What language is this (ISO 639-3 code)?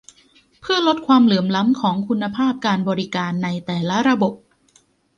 tha